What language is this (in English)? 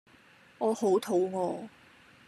Cantonese